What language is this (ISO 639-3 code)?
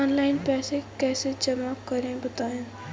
hin